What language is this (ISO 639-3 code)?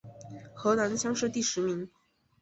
zho